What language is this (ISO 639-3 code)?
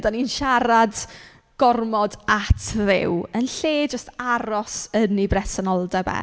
cym